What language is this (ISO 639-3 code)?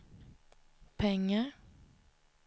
swe